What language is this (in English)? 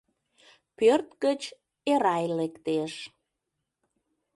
Mari